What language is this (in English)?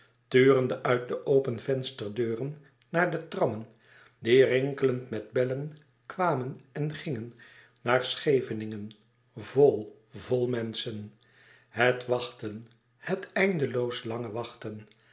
Dutch